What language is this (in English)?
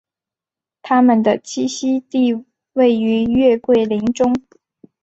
Chinese